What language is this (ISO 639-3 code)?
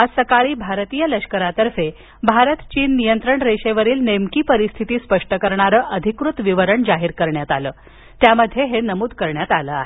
mar